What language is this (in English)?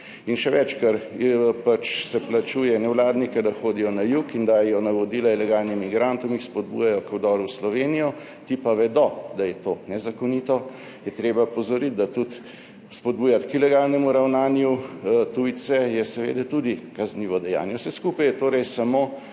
Slovenian